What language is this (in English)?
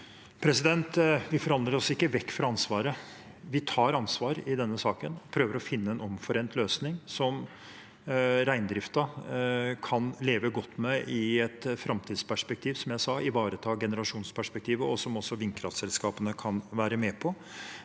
Norwegian